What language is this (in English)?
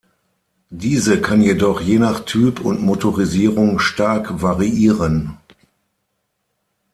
German